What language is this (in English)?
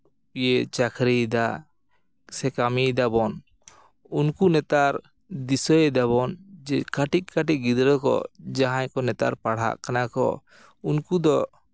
Santali